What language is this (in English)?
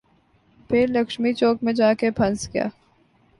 Urdu